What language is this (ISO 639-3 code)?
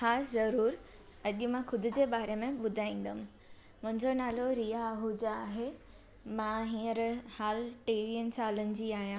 snd